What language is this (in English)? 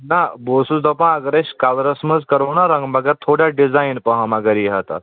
Kashmiri